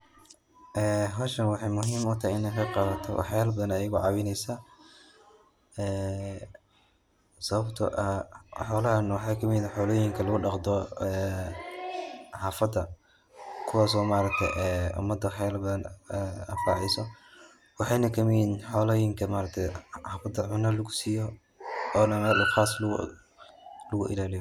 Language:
Somali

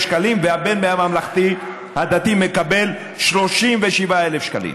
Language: Hebrew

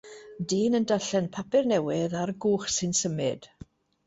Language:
Welsh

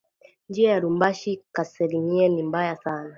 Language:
Swahili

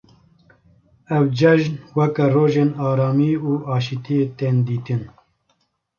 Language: Kurdish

